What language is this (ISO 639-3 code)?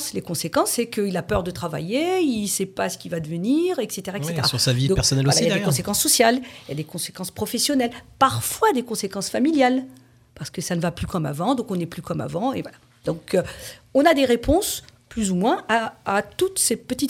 fra